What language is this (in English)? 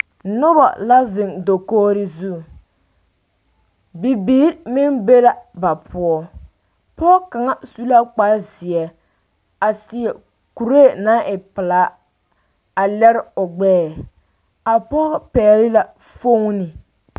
Southern Dagaare